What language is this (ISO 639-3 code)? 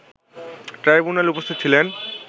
ben